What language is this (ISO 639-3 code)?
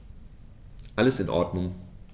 deu